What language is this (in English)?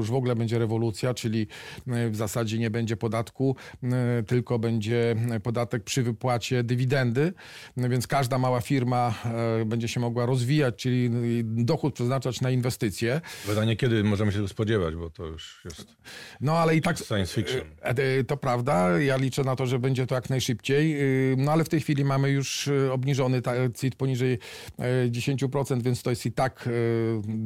Polish